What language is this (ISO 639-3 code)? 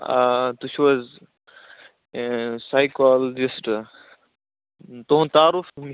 kas